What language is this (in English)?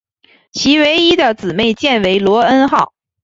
Chinese